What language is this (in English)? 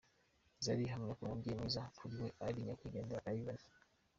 Kinyarwanda